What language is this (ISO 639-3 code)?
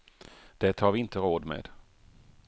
swe